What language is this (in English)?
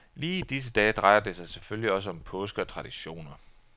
Danish